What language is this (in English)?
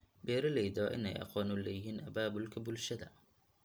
Somali